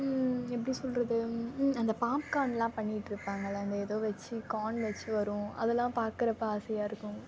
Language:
Tamil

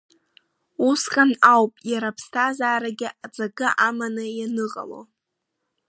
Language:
Abkhazian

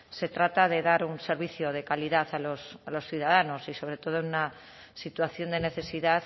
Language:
Spanish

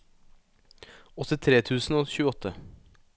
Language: Norwegian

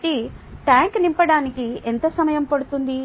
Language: Telugu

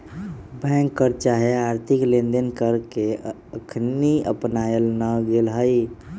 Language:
Magahi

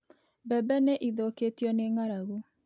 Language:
Kikuyu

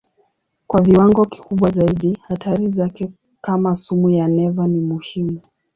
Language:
Swahili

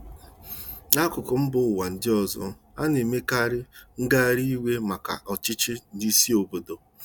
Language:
Igbo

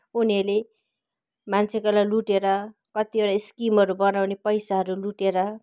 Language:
Nepali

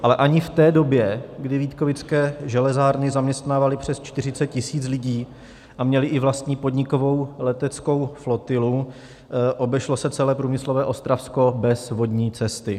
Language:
Czech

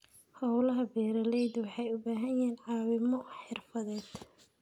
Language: Somali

